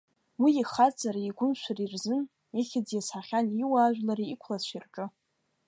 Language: Abkhazian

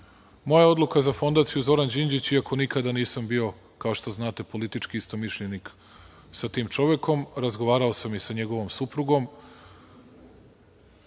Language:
Serbian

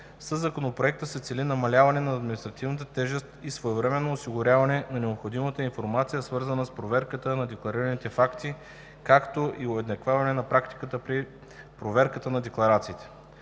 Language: Bulgarian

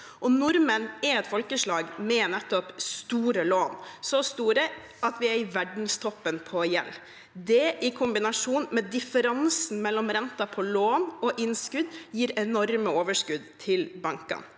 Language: Norwegian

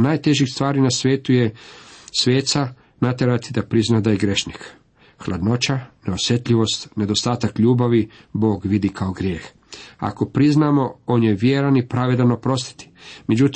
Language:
Croatian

